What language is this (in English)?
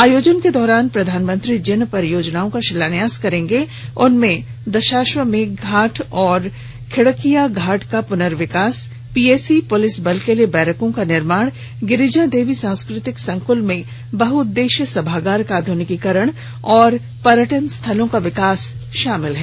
Hindi